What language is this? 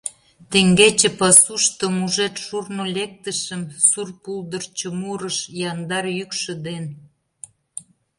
Mari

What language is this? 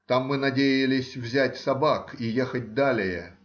Russian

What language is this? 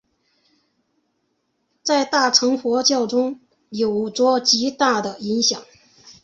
Chinese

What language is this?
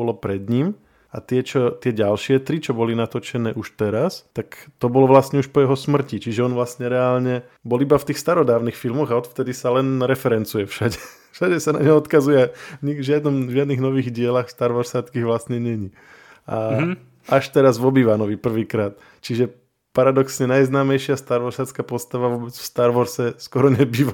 Slovak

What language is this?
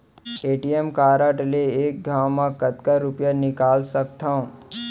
Chhattisgarhi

